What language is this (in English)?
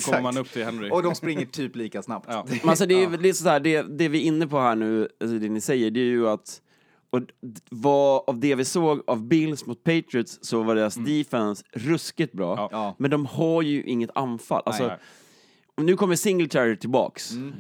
Swedish